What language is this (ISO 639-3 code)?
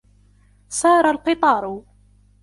ara